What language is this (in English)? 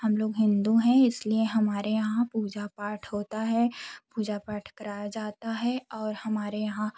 Hindi